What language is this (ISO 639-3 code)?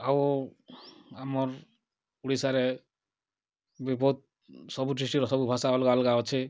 ori